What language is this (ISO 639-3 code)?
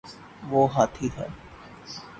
urd